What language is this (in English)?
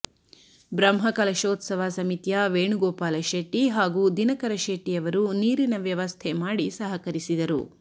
Kannada